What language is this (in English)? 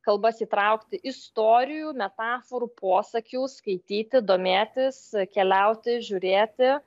Lithuanian